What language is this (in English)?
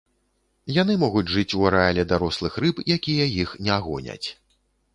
Belarusian